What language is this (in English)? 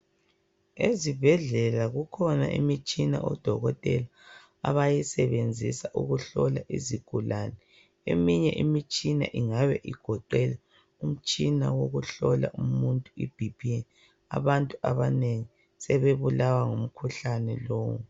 North Ndebele